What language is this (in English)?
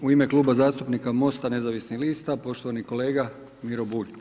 Croatian